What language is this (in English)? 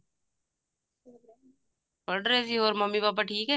Punjabi